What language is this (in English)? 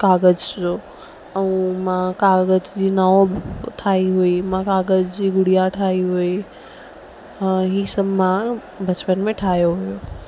Sindhi